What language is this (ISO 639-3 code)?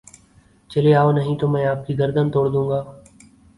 urd